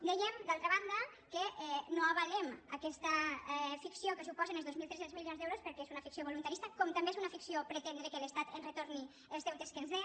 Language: Catalan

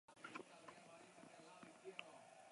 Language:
Basque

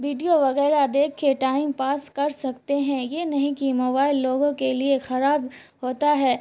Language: Urdu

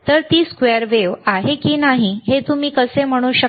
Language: Marathi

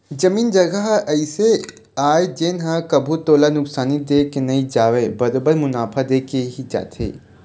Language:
Chhattisgarhi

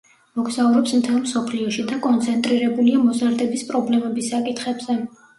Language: Georgian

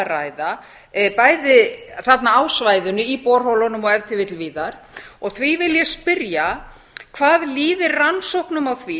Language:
Icelandic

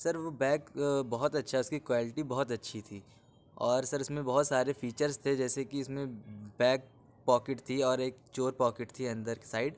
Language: Urdu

